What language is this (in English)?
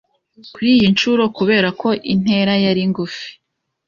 Kinyarwanda